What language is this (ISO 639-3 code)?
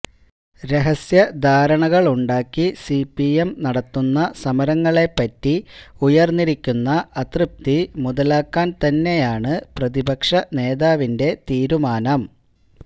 mal